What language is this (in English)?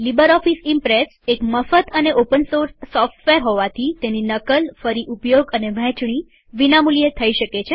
Gujarati